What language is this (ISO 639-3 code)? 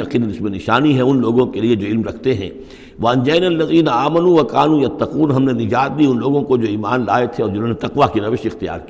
urd